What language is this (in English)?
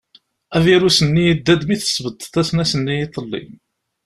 Kabyle